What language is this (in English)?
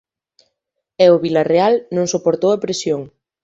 Galician